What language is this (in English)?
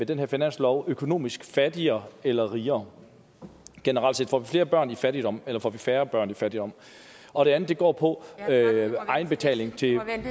Danish